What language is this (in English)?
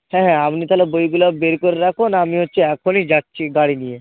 Bangla